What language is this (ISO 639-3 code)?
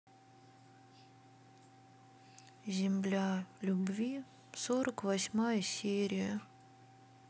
rus